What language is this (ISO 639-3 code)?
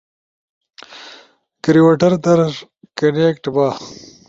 ush